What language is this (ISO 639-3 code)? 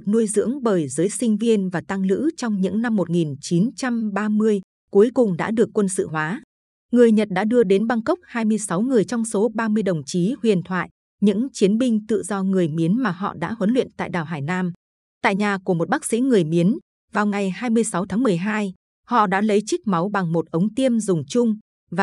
vie